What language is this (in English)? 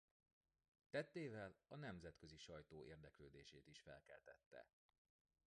Hungarian